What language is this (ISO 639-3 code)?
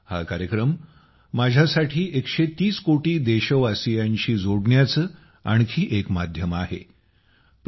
mar